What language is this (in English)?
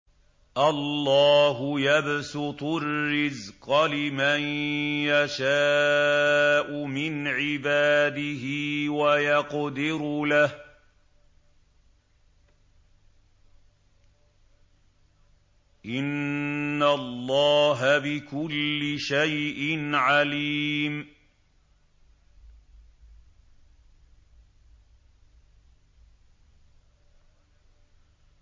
Arabic